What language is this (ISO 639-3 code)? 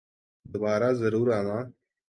urd